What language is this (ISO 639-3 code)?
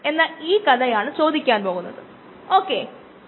mal